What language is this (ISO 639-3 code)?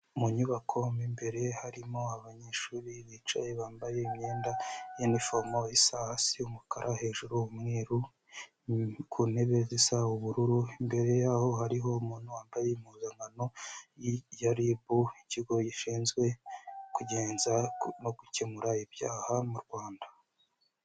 kin